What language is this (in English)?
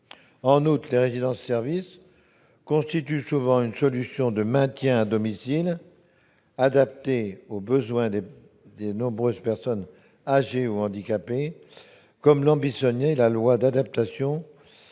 French